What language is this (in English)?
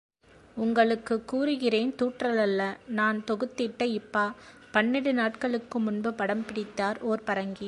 Tamil